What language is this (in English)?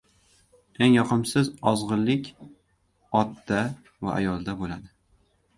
Uzbek